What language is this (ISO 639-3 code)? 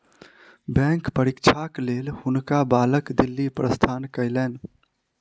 mai